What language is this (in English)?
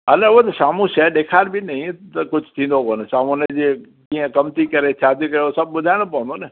Sindhi